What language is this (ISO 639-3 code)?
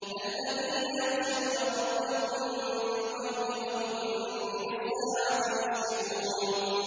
ara